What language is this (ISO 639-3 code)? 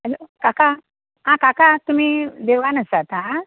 kok